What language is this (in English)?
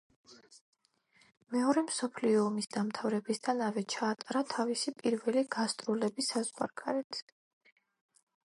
Georgian